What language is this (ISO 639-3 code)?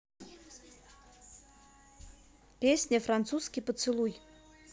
rus